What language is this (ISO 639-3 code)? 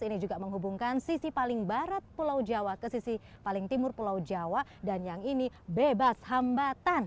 ind